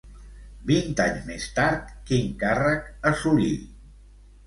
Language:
Catalan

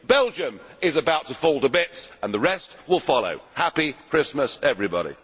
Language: English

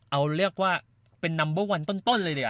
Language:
Thai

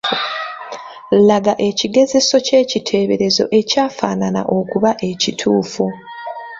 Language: Ganda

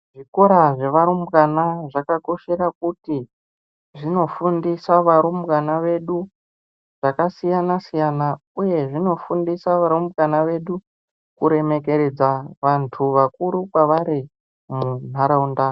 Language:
Ndau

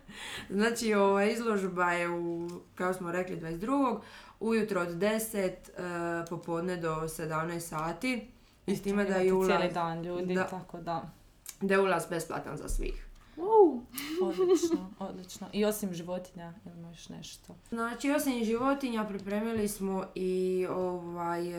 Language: Croatian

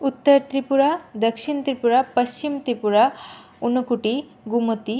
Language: Sanskrit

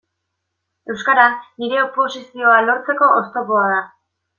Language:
Basque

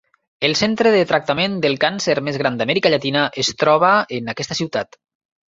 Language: Catalan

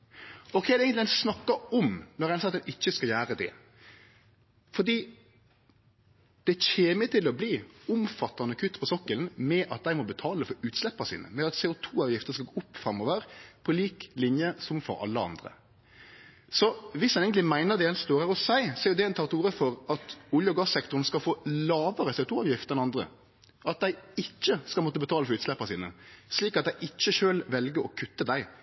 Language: Norwegian Nynorsk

